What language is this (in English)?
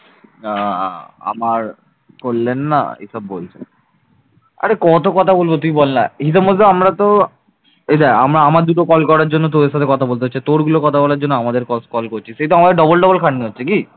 Bangla